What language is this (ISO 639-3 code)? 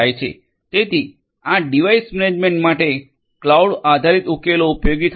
guj